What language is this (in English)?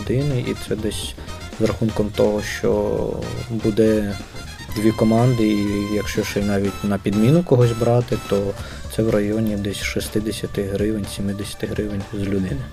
Ukrainian